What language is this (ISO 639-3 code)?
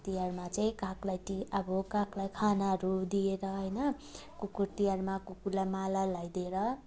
nep